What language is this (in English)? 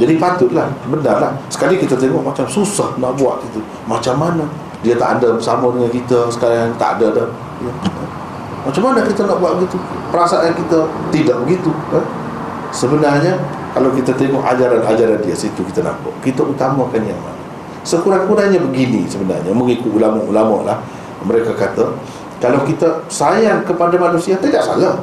Malay